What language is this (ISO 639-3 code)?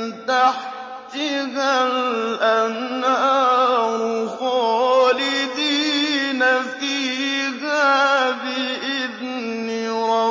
ara